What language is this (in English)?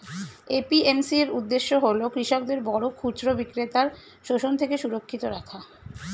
Bangla